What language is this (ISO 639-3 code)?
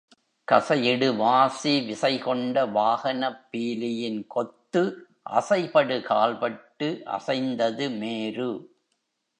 tam